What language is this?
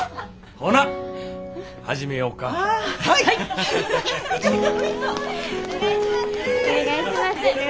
Japanese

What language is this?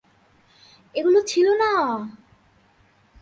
Bangla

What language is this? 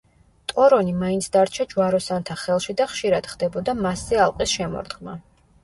Georgian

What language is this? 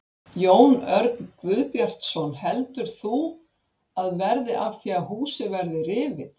Icelandic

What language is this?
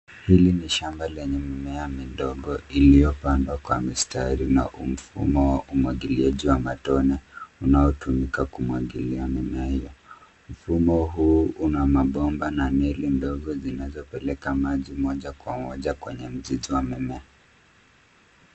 Swahili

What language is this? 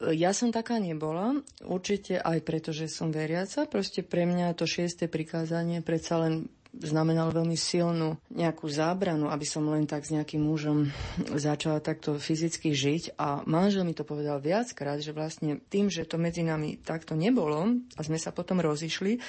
Slovak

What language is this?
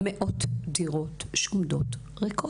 Hebrew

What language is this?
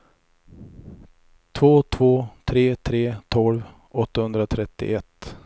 Swedish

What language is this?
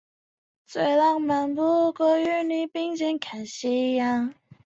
Chinese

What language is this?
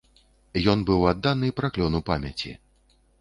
Belarusian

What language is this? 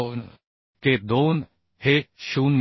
Marathi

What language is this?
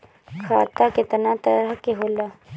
Bhojpuri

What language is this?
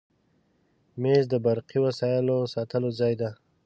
Pashto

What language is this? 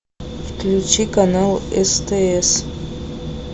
Russian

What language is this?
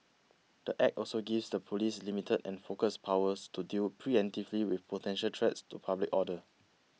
English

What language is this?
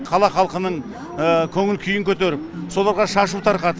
Kazakh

